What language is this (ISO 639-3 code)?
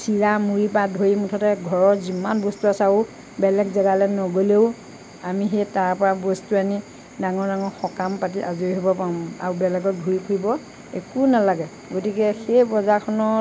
asm